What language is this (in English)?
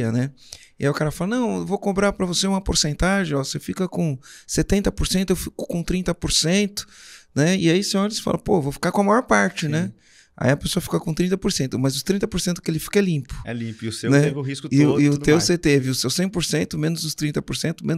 Portuguese